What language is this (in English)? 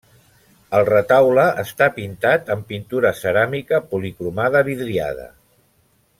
Catalan